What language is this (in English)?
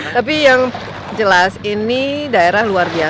Indonesian